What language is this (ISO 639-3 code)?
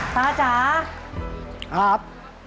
tha